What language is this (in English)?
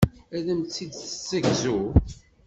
Kabyle